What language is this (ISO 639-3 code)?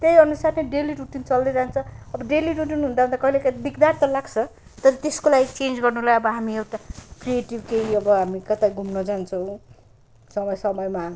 nep